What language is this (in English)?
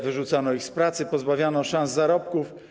Polish